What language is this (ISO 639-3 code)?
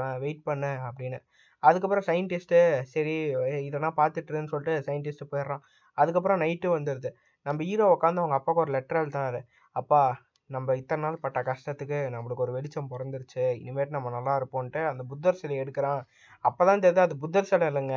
tam